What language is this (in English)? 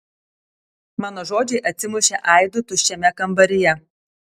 Lithuanian